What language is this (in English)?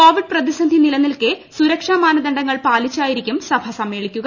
Malayalam